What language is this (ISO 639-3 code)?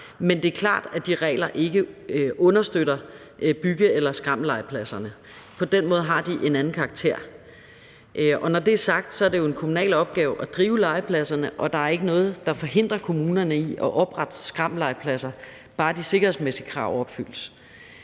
dan